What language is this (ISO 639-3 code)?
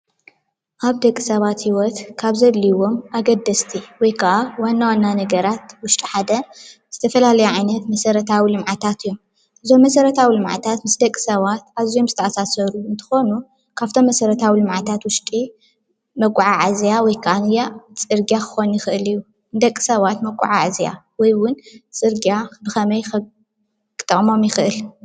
tir